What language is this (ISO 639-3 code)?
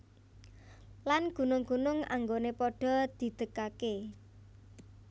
jav